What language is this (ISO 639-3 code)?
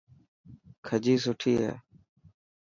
mki